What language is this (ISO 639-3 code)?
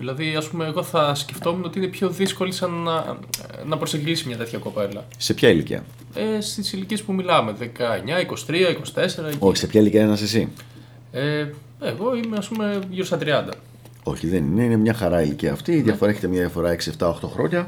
ell